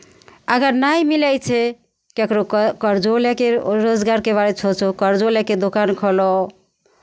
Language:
Maithili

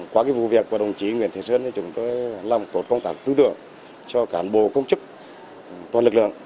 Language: Vietnamese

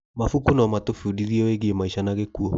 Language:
Kikuyu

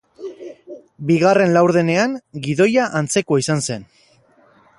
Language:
Basque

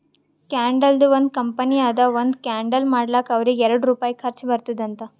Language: Kannada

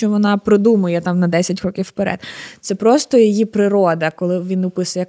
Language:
Ukrainian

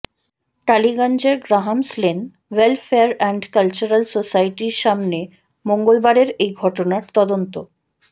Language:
Bangla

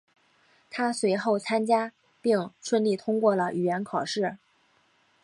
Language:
Chinese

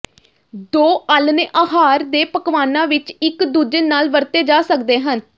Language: Punjabi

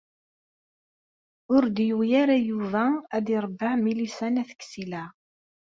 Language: Kabyle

